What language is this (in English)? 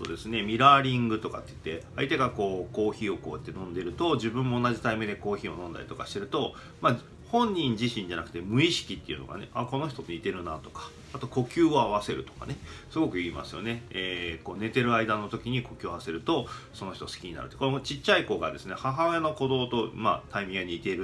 Japanese